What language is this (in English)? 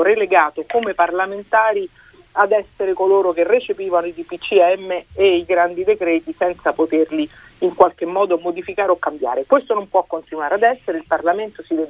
Italian